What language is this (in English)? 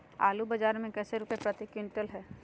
Magahi